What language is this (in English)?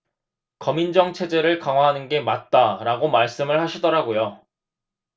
Korean